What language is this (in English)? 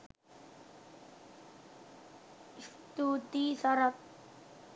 Sinhala